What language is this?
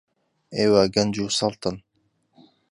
Central Kurdish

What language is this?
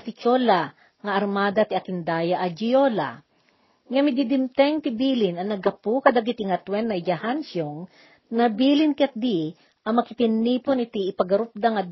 Filipino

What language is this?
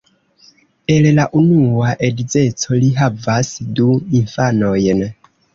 Esperanto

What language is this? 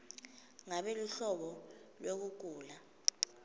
Swati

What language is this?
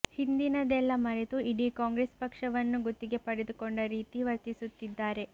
Kannada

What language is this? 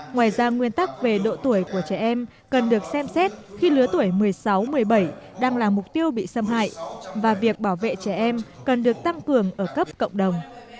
Vietnamese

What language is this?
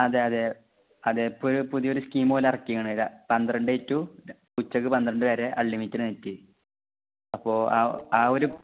Malayalam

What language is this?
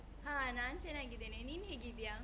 Kannada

